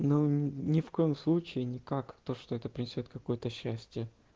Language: Russian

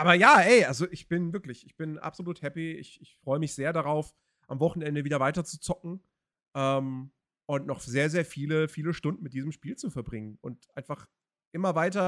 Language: German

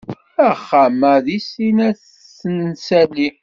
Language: Kabyle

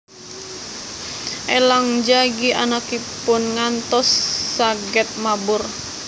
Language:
Javanese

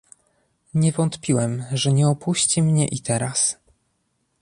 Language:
Polish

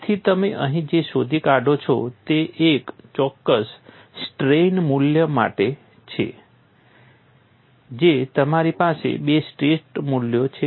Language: Gujarati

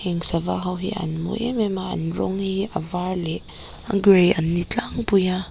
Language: Mizo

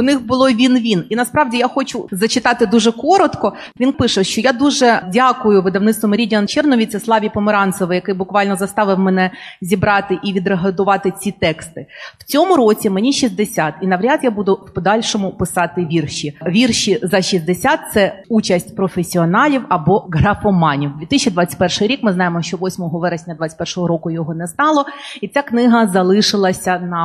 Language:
Ukrainian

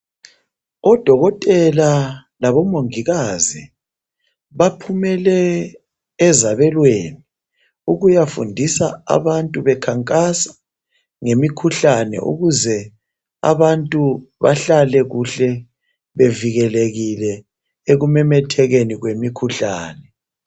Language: North Ndebele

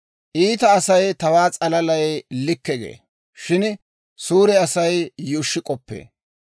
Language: Dawro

